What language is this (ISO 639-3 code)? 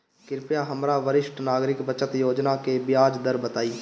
bho